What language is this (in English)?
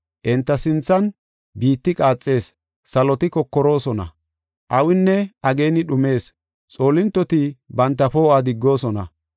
Gofa